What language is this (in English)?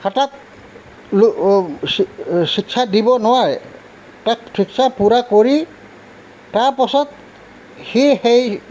Assamese